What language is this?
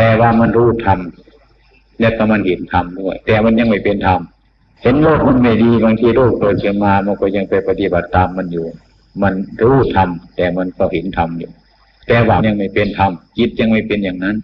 Thai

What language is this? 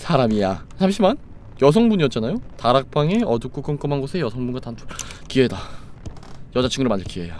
Korean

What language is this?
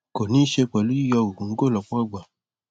Yoruba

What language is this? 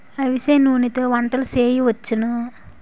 Telugu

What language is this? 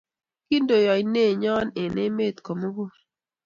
Kalenjin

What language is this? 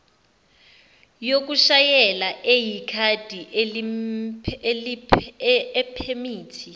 Zulu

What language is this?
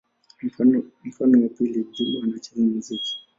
Swahili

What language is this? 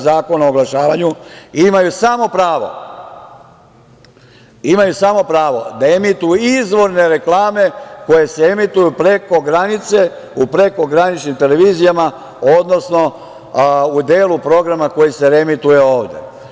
Serbian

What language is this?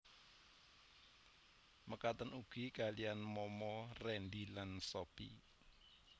Javanese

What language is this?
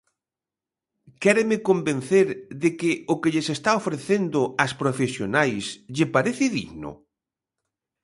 Galician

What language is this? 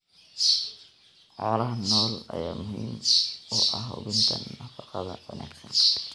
Somali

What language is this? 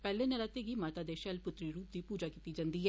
Dogri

